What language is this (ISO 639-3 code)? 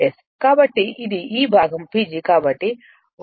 tel